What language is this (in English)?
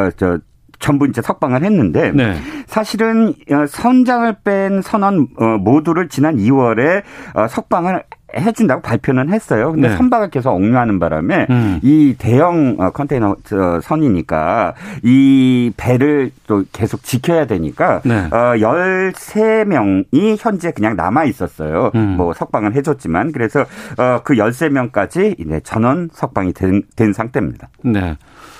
Korean